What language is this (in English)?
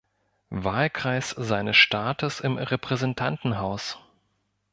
German